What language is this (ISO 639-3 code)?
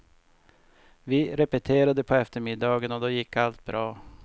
swe